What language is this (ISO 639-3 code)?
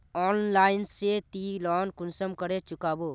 mag